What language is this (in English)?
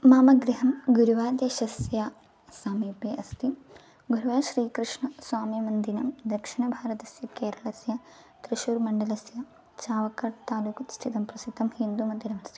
Sanskrit